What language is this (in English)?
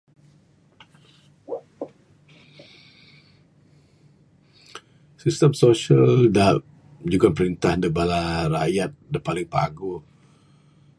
Bukar-Sadung Bidayuh